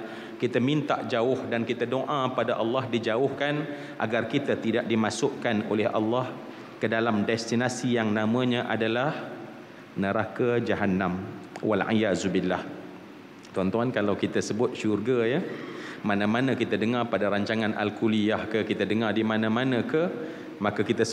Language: Malay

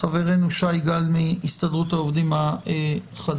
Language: Hebrew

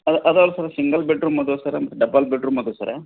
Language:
Kannada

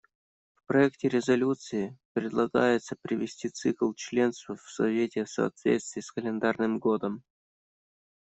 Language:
Russian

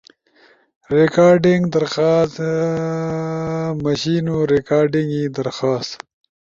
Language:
Ushojo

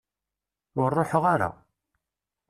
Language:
Kabyle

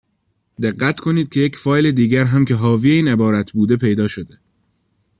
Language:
Persian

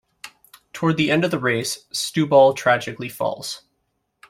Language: English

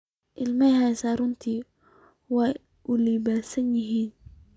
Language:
Somali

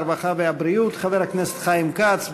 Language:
Hebrew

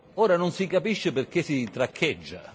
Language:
Italian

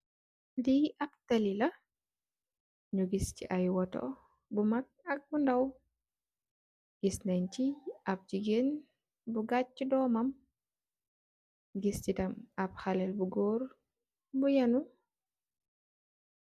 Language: Wolof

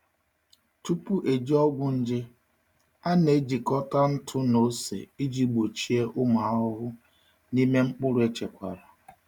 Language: Igbo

